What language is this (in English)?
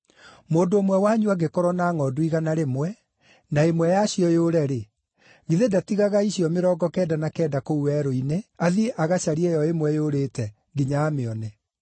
Kikuyu